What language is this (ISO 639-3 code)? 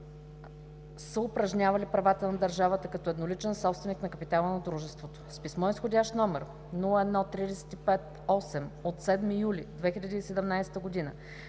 bul